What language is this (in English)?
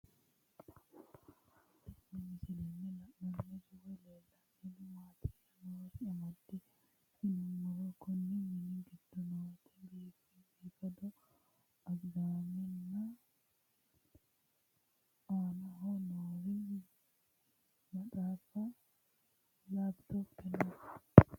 Sidamo